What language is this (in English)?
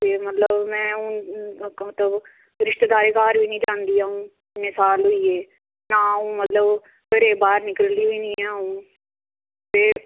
Dogri